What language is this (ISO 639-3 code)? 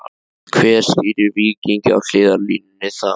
isl